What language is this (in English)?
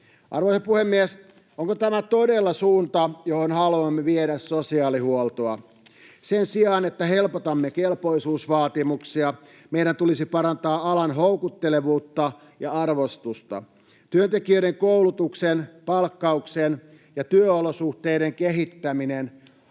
Finnish